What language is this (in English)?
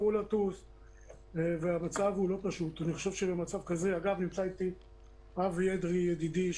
Hebrew